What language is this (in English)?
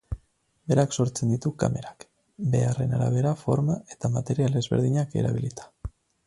Basque